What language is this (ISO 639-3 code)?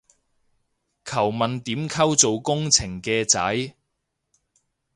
yue